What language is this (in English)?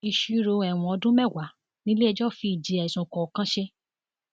Yoruba